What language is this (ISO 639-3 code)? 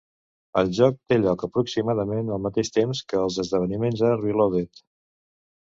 cat